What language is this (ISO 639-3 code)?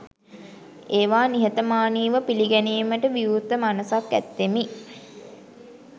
sin